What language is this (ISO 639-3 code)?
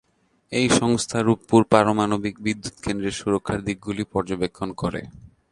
ben